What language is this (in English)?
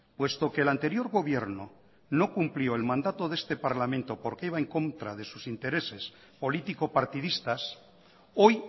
Spanish